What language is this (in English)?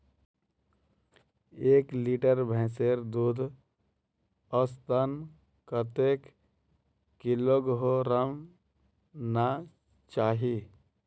Magahi